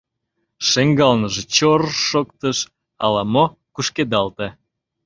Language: Mari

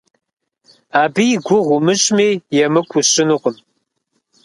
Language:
Kabardian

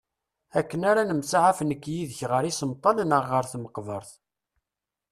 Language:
Kabyle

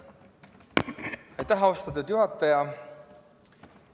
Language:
Estonian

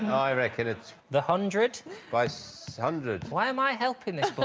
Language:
English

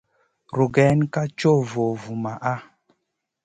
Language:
Masana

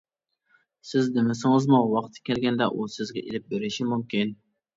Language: Uyghur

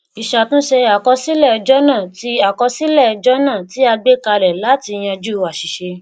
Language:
Yoruba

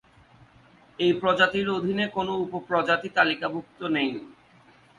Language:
Bangla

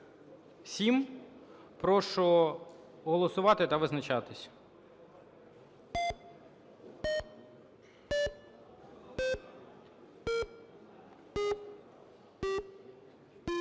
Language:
Ukrainian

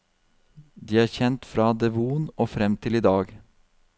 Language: Norwegian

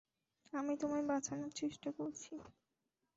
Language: Bangla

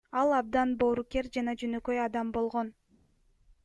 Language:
Kyrgyz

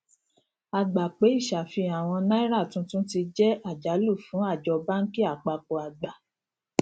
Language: Yoruba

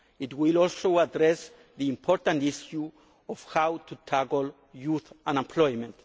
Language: English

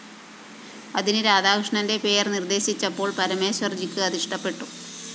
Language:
Malayalam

